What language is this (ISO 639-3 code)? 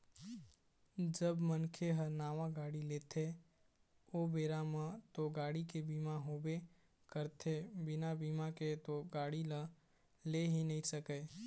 hne